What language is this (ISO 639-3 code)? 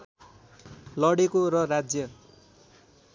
nep